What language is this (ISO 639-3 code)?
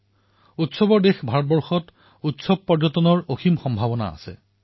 asm